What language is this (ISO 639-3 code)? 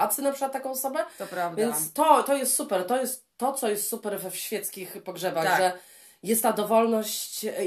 pol